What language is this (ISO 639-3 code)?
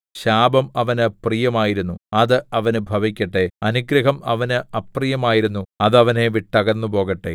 mal